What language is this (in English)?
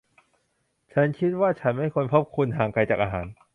Thai